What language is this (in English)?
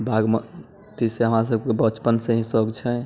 Maithili